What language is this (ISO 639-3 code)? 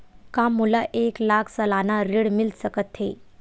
hne